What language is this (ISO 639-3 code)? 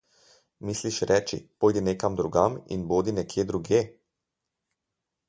slv